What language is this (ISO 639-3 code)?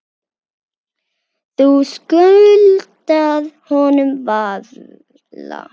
isl